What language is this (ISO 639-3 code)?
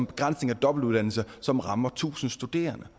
dan